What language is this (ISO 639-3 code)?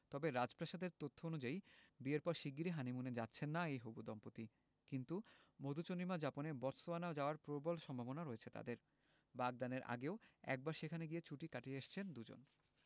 ben